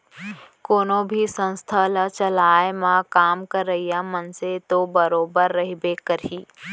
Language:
Chhattisgarhi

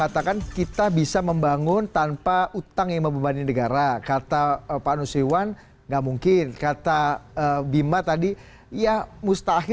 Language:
Indonesian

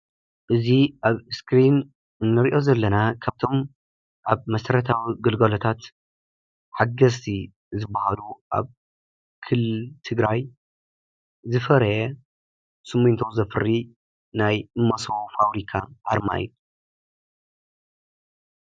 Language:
Tigrinya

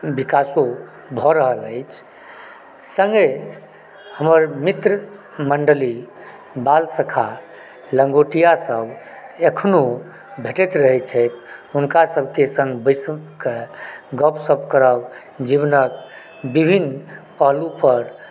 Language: Maithili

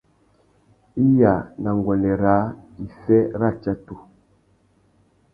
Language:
Tuki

